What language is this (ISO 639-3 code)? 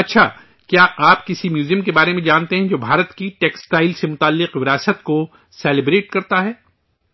urd